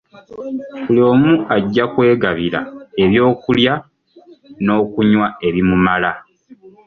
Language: Ganda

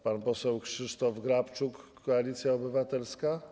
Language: Polish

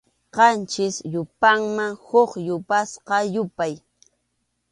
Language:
Arequipa-La Unión Quechua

